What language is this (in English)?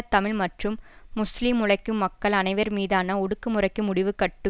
Tamil